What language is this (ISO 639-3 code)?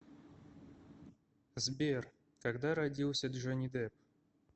rus